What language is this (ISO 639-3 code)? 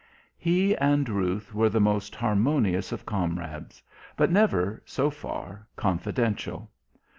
eng